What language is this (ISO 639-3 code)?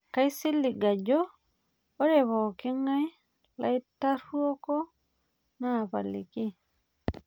mas